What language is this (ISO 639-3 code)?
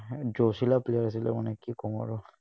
asm